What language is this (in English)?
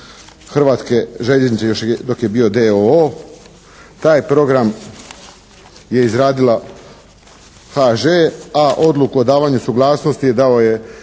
Croatian